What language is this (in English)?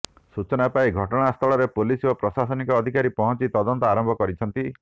Odia